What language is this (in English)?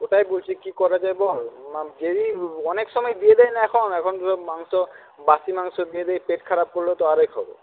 Bangla